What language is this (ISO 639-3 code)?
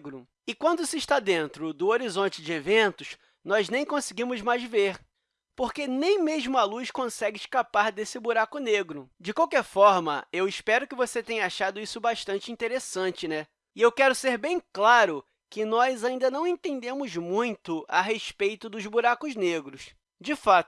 por